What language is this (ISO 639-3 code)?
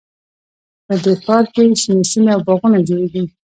pus